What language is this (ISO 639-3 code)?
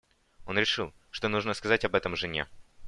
rus